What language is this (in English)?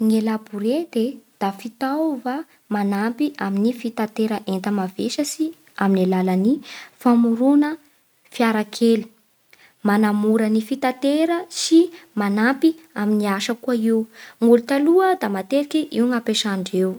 Bara Malagasy